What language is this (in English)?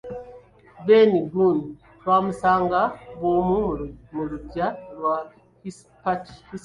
Ganda